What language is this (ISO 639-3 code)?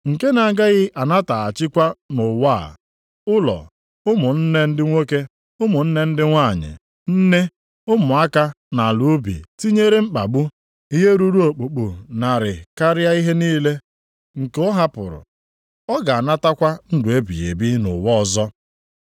ibo